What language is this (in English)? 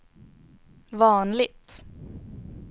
Swedish